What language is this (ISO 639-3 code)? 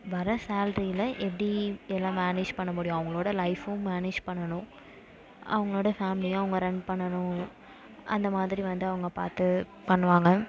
tam